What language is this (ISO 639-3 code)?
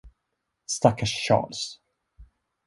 swe